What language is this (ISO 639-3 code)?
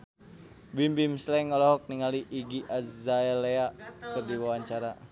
sun